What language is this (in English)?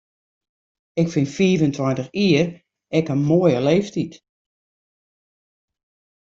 Western Frisian